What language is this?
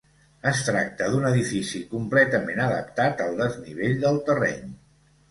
Catalan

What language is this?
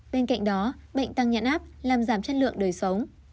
Vietnamese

